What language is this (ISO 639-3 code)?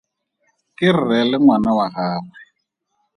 tsn